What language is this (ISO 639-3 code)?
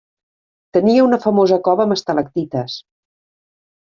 cat